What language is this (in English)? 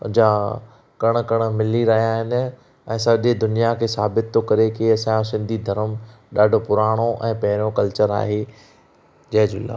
Sindhi